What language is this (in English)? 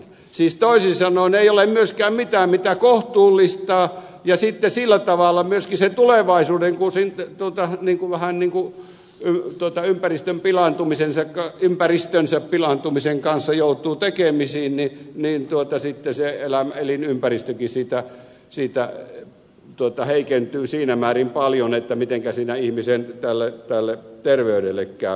Finnish